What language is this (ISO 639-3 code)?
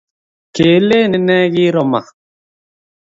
kln